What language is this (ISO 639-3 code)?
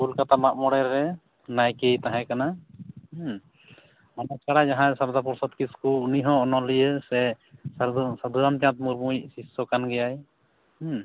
sat